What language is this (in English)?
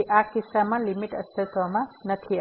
Gujarati